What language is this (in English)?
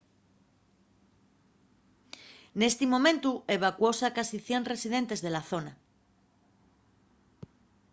Asturian